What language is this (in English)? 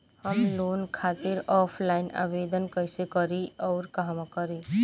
Bhojpuri